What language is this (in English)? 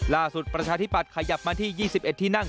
Thai